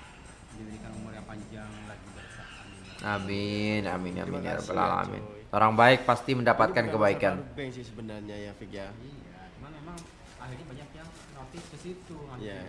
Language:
Indonesian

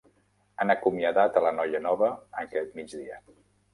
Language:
Catalan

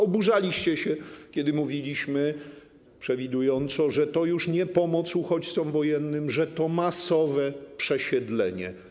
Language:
Polish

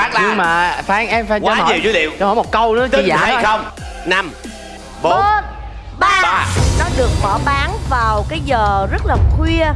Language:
Vietnamese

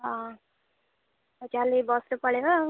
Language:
Odia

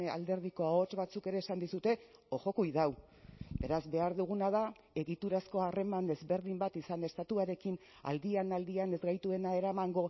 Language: Basque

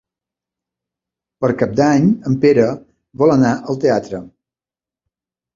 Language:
Catalan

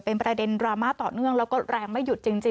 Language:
Thai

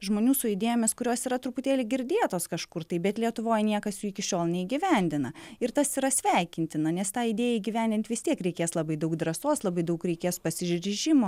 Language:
Lithuanian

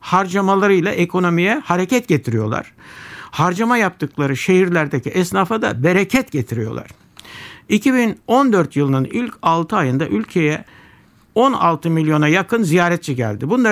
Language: Turkish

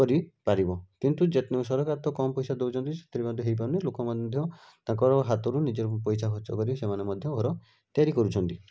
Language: Odia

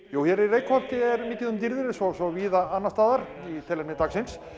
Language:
Icelandic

